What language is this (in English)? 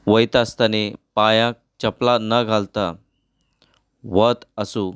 Konkani